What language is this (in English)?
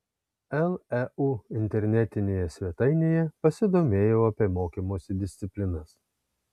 Lithuanian